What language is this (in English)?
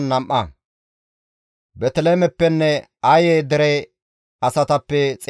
Gamo